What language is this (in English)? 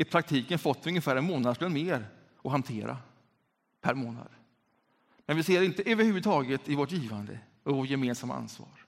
Swedish